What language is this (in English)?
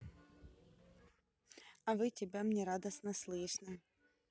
Russian